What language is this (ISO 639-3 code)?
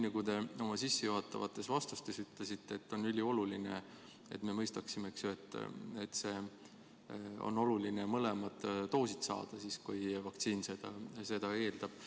est